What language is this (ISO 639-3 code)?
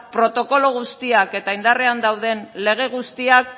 eus